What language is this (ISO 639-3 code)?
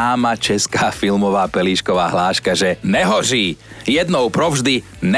slk